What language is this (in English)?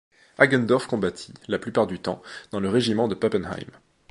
French